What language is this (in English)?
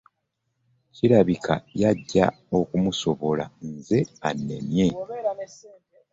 Ganda